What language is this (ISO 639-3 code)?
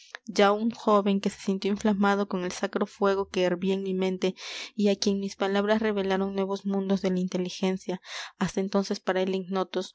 spa